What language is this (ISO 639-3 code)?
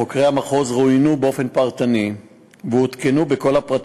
heb